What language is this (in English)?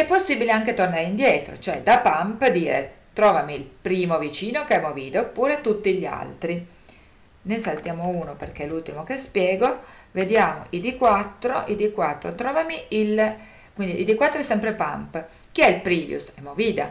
Italian